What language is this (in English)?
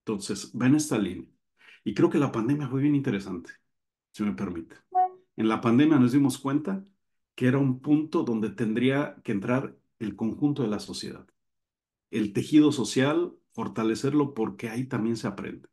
Spanish